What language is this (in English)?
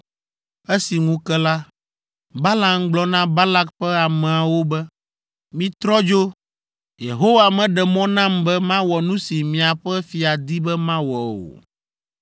Ewe